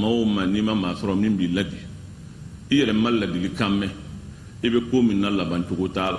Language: Indonesian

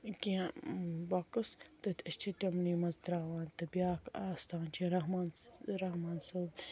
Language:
Kashmiri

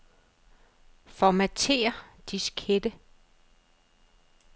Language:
Danish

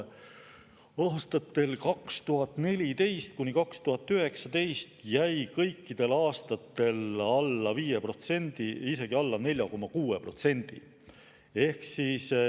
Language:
Estonian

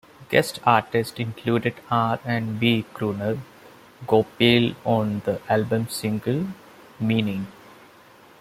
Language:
English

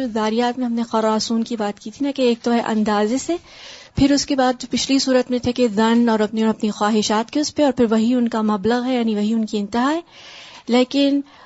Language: Urdu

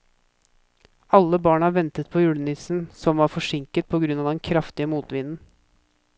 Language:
Norwegian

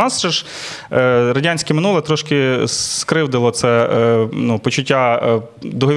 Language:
Ukrainian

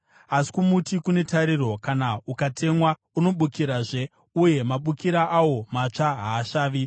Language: Shona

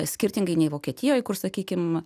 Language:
Lithuanian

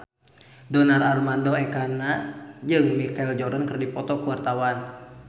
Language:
Sundanese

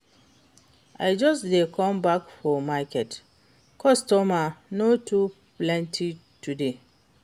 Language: Nigerian Pidgin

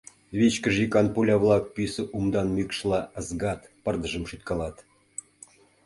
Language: Mari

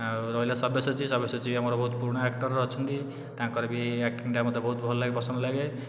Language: Odia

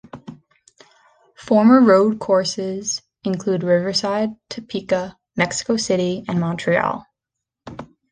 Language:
English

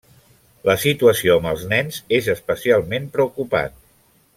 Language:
Catalan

